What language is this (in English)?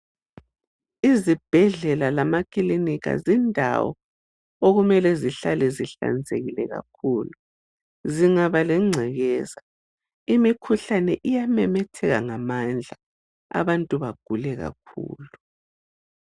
North Ndebele